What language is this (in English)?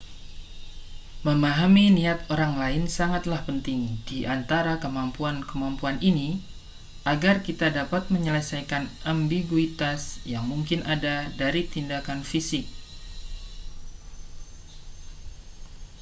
Indonesian